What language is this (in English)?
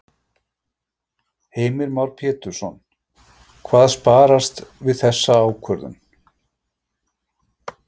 Icelandic